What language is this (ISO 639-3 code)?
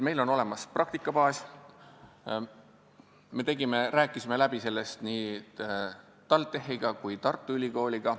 est